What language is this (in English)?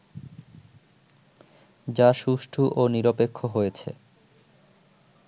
Bangla